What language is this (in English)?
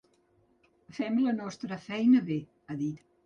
Catalan